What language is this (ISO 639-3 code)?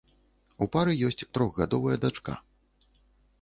bel